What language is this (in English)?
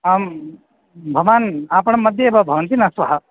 Sanskrit